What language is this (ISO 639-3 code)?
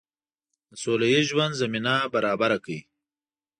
pus